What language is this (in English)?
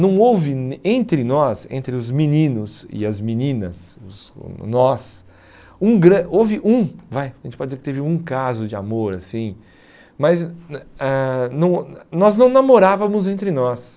Portuguese